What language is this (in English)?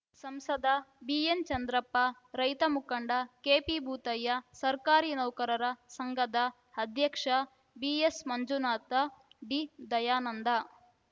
Kannada